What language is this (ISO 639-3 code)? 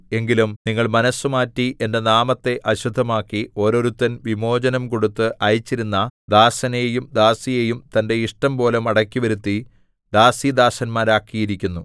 mal